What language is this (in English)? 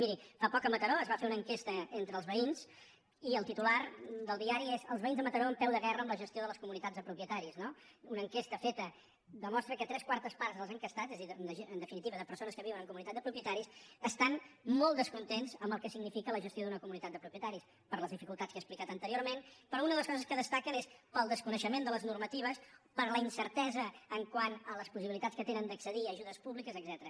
Catalan